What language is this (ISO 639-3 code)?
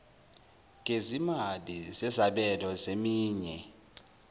zul